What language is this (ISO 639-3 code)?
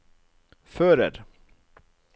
nor